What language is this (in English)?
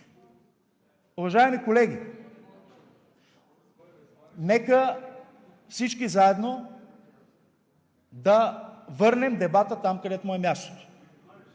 Bulgarian